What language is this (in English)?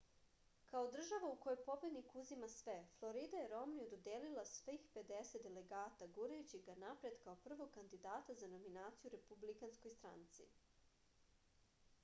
Serbian